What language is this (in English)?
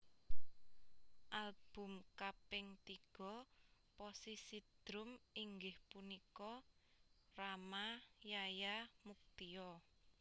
Javanese